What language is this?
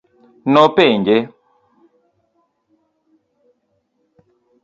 Luo (Kenya and Tanzania)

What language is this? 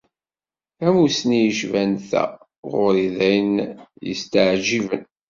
Kabyle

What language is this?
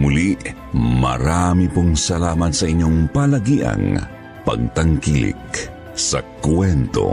Filipino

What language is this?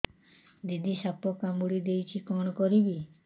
Odia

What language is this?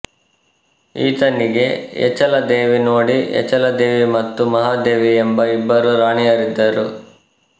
Kannada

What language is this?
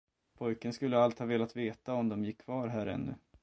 Swedish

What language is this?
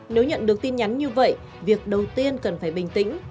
Vietnamese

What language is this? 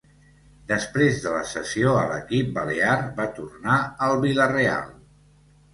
Catalan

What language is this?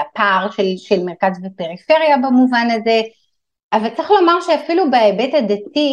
Hebrew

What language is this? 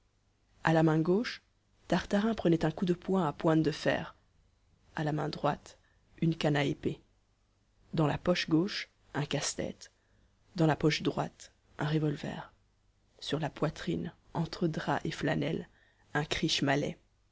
French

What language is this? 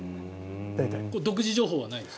Japanese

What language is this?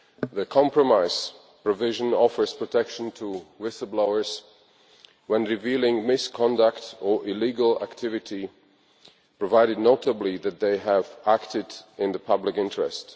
English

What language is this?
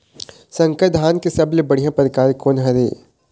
Chhattisgarhi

